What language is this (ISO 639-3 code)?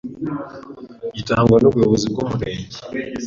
kin